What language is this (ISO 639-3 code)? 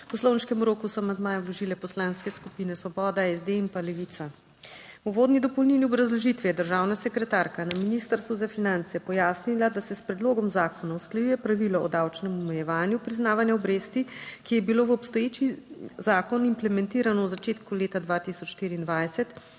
slv